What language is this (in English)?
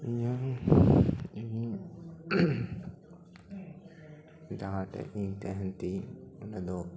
Santali